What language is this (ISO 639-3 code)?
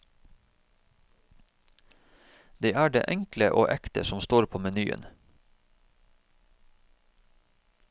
nor